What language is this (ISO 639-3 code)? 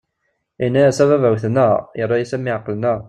kab